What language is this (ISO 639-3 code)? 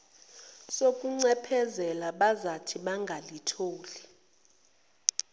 zul